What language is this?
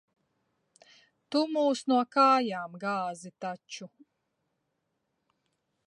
Latvian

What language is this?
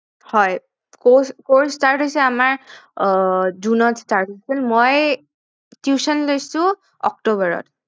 Assamese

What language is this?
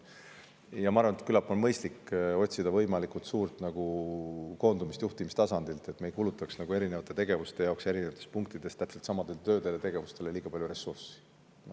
Estonian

